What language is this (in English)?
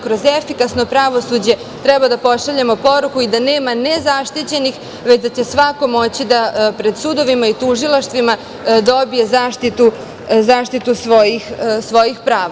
Serbian